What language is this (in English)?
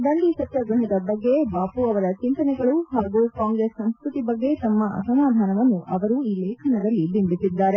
Kannada